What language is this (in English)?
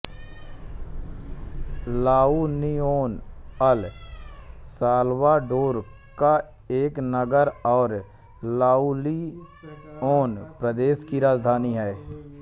Hindi